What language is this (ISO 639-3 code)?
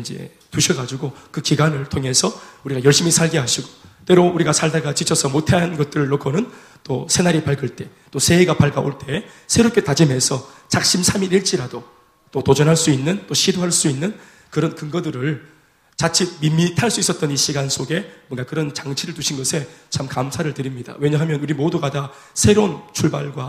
kor